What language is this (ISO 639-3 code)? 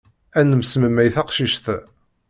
kab